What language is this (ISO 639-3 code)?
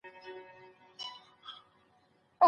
pus